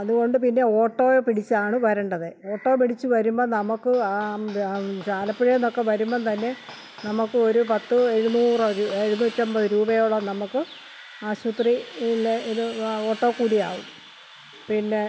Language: Malayalam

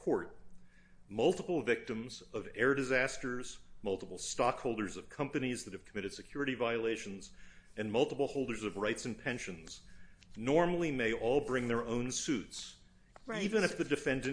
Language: English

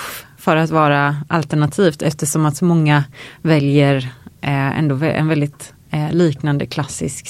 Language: Swedish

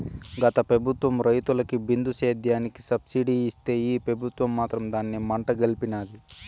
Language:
Telugu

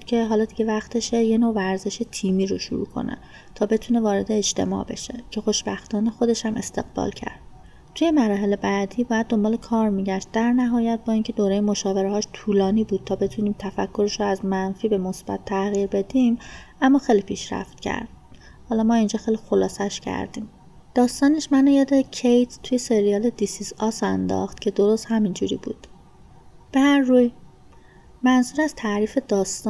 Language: Persian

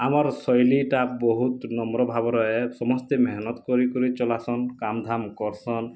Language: Odia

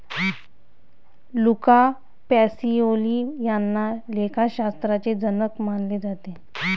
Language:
Marathi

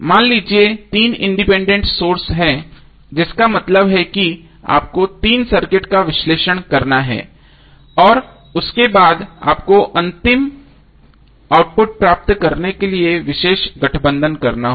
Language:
Hindi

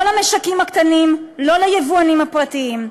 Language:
Hebrew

